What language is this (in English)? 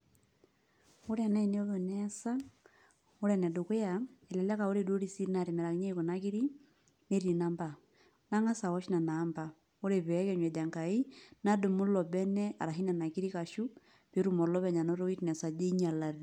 Masai